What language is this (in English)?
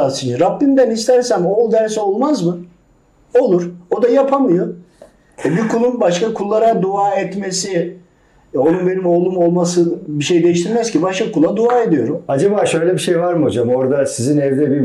Turkish